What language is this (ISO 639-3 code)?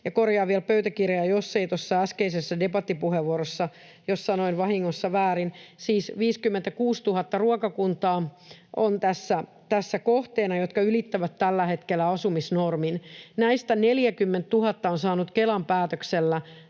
fin